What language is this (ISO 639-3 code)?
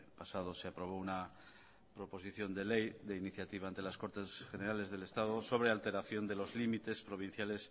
spa